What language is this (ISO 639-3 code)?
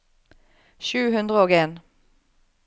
nor